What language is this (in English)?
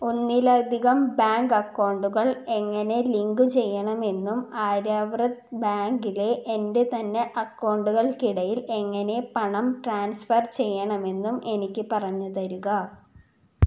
Malayalam